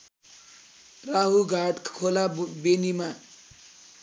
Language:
Nepali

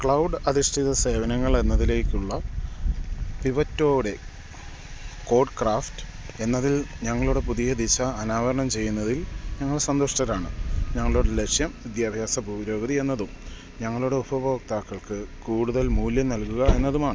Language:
Malayalam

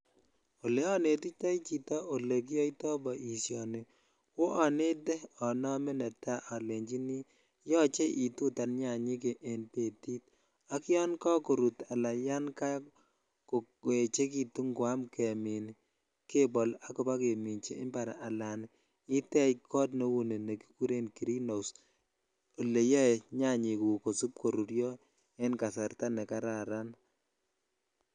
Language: Kalenjin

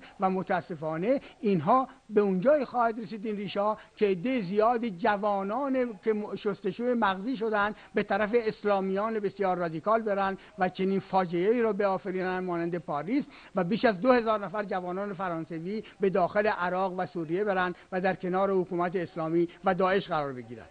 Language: Persian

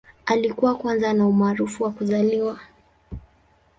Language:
Swahili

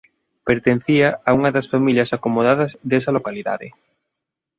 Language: Galician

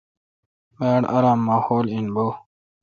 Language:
Kalkoti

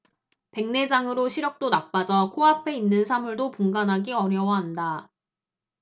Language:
Korean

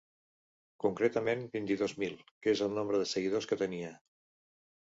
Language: Catalan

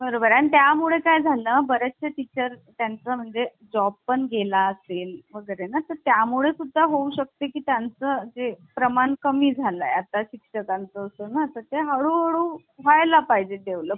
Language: Marathi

